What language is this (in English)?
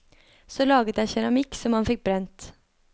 Norwegian